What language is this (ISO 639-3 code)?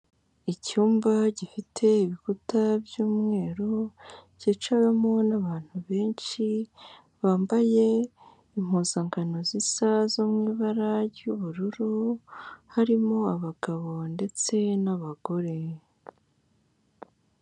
kin